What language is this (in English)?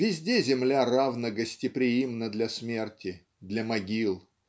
Russian